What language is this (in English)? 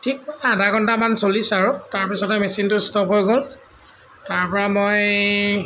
Assamese